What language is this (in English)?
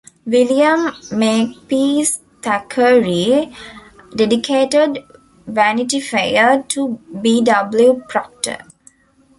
English